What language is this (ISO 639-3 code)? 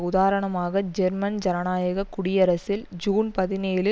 tam